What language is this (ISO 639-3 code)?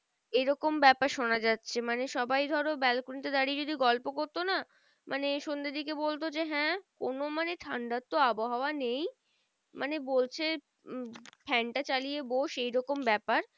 ben